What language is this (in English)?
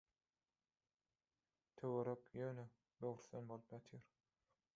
Turkmen